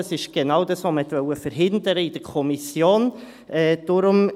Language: Swiss German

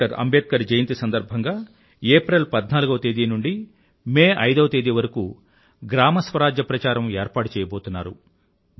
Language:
Telugu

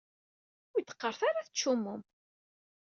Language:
Kabyle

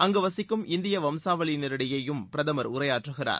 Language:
Tamil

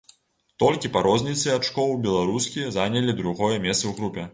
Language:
Belarusian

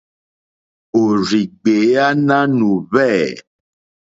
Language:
Mokpwe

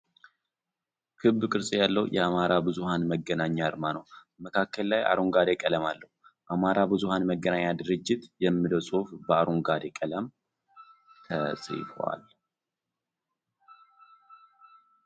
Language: Amharic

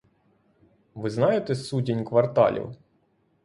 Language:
Ukrainian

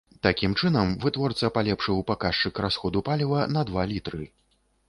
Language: Belarusian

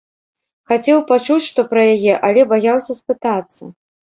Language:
Belarusian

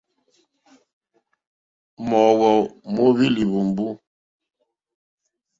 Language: Mokpwe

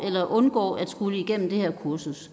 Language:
Danish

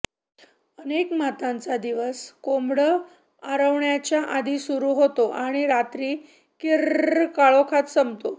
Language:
Marathi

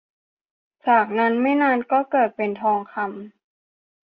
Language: Thai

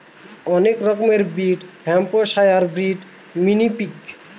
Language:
Bangla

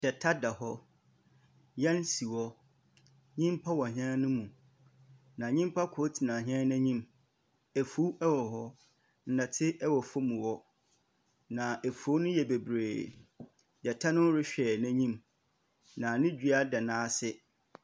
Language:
Akan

